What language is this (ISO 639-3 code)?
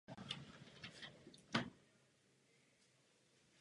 ces